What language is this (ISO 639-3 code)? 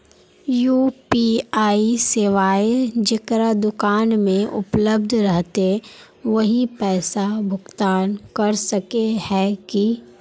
mag